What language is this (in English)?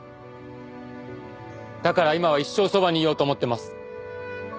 Japanese